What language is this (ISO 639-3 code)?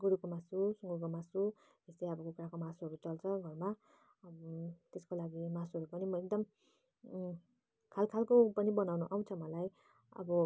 nep